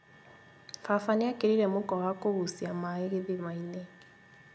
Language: Kikuyu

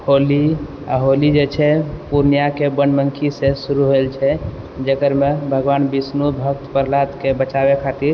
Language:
Maithili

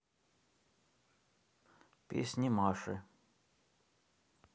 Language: Russian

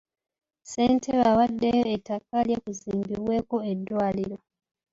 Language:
Ganda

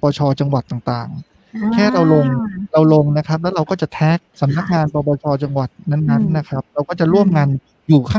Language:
Thai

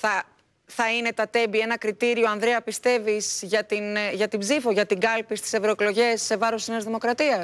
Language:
Greek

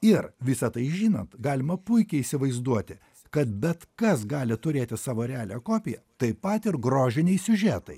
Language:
Lithuanian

